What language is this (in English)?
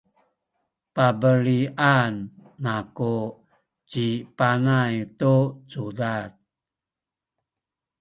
Sakizaya